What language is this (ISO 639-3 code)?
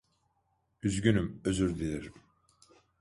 tur